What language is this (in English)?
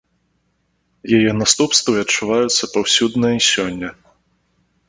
Belarusian